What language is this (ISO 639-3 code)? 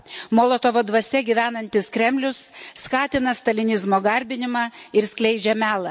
lit